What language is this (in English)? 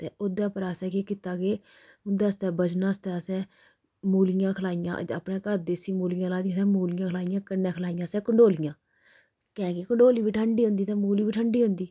Dogri